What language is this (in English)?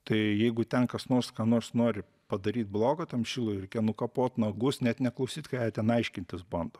Lithuanian